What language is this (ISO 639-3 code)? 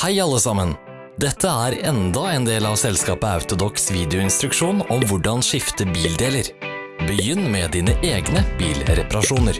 nor